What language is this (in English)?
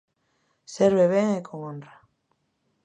Galician